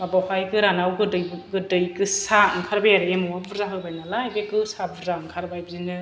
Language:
Bodo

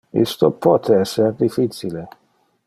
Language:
Interlingua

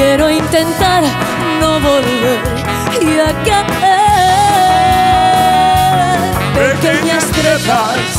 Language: Bulgarian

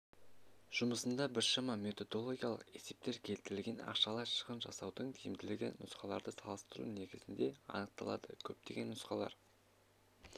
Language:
Kazakh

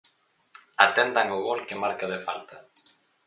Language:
Galician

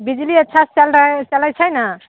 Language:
Maithili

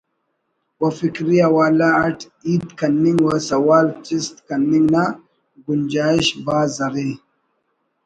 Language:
Brahui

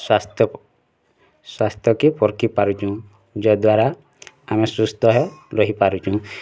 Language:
Odia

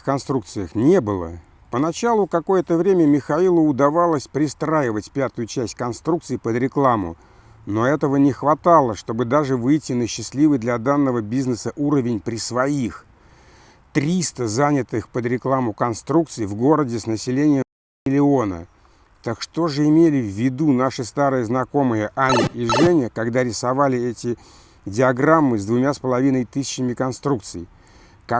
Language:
Russian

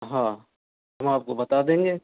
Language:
Hindi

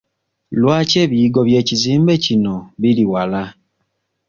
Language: Ganda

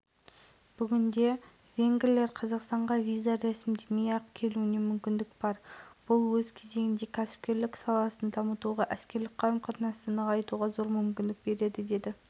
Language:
Kazakh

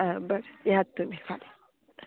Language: Konkani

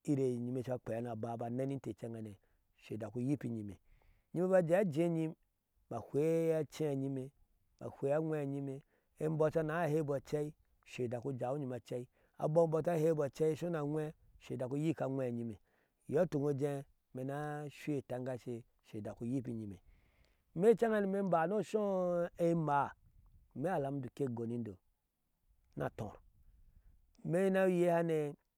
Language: Ashe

